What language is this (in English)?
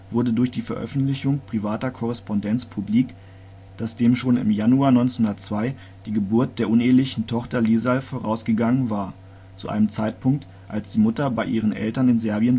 German